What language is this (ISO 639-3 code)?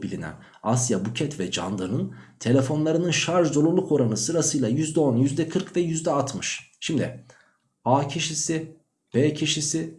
tur